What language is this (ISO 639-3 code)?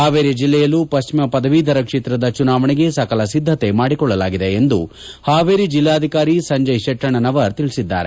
kan